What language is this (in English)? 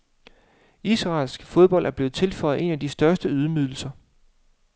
Danish